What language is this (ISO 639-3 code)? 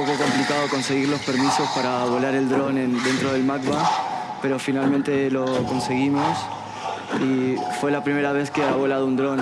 spa